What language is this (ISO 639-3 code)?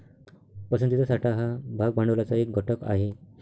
mar